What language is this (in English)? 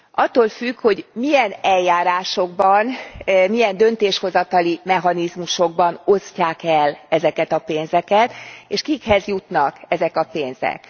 Hungarian